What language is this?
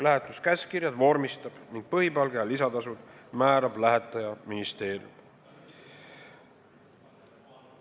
Estonian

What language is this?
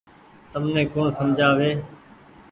Goaria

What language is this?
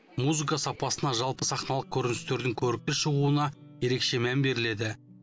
Kazakh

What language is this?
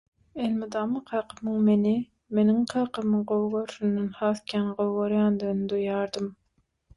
Turkmen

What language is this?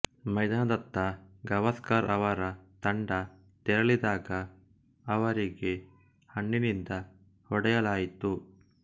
Kannada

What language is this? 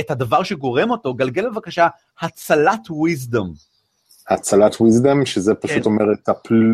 Hebrew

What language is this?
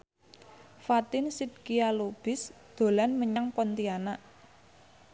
Javanese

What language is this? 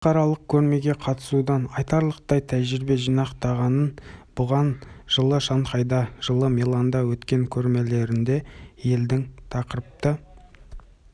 Kazakh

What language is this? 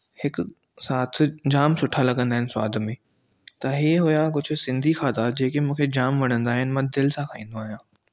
Sindhi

